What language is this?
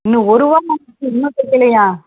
Tamil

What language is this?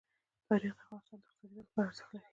Pashto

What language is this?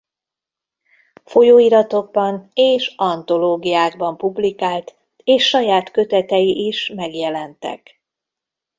Hungarian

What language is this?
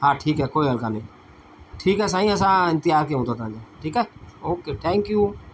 Sindhi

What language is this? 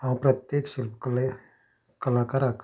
Konkani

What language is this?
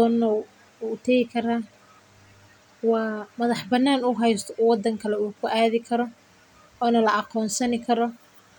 Somali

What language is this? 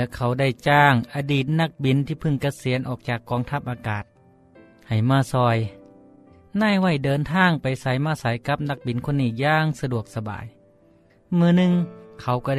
Thai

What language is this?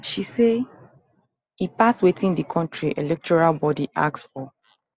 Nigerian Pidgin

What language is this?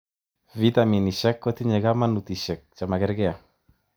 Kalenjin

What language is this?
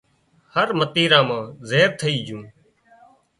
Wadiyara Koli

